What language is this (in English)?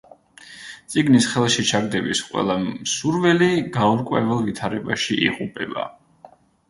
Georgian